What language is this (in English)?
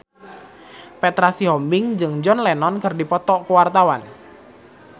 Sundanese